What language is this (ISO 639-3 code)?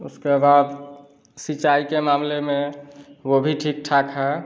hin